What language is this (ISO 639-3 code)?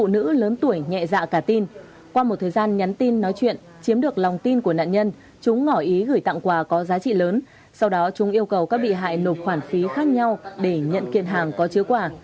vie